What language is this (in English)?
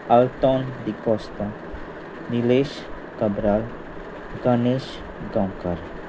Konkani